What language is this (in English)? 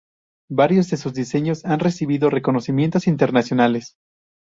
Spanish